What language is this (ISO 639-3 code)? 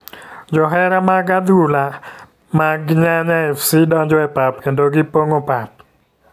luo